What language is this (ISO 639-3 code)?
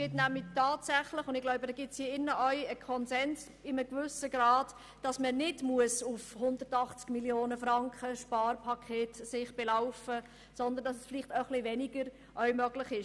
gsw